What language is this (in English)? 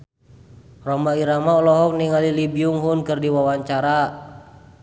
Sundanese